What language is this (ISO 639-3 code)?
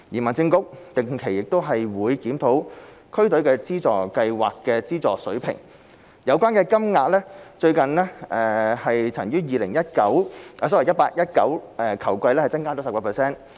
yue